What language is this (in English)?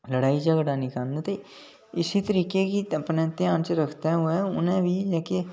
Dogri